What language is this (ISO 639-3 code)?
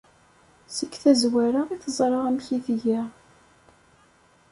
kab